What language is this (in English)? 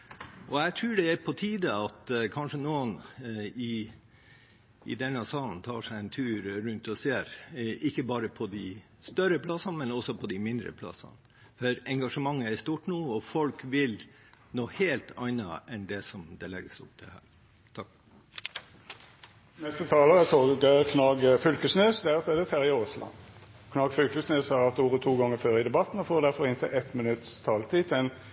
Norwegian